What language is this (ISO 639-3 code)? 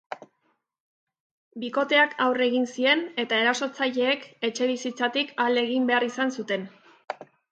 eus